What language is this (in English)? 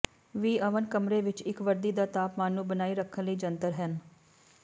Punjabi